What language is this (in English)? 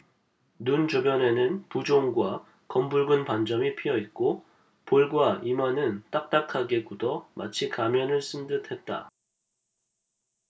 Korean